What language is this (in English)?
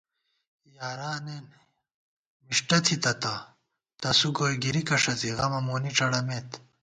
Gawar-Bati